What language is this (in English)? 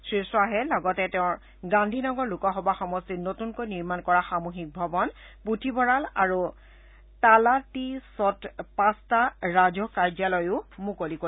Assamese